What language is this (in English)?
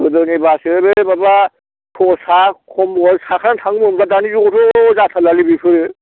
Bodo